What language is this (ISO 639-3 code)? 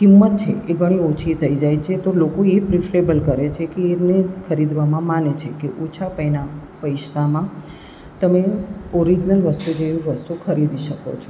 guj